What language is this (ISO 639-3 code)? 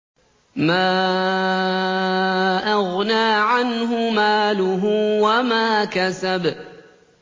ara